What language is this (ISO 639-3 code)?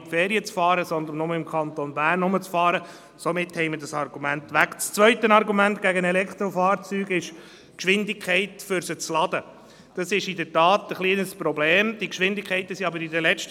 gsw